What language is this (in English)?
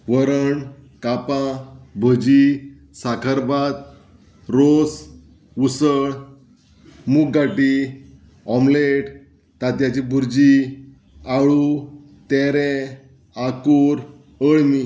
Konkani